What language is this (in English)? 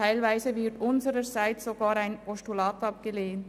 Swiss German